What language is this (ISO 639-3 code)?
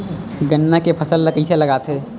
hne